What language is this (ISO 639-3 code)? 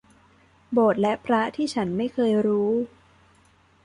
tha